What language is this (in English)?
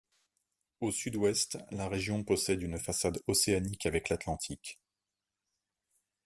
French